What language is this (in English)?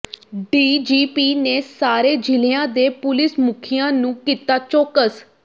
Punjabi